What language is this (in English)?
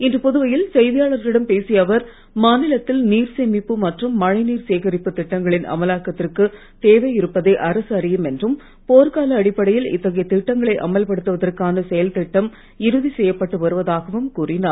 Tamil